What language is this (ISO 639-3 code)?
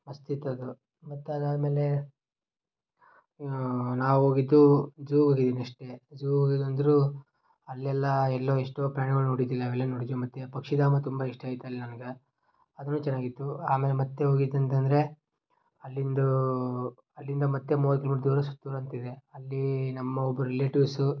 kan